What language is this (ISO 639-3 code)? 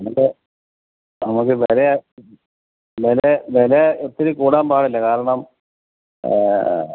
mal